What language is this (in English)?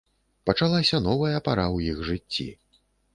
Belarusian